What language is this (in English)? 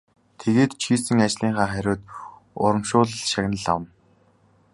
Mongolian